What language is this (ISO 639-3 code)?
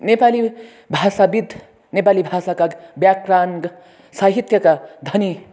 nep